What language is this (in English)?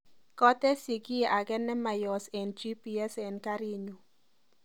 Kalenjin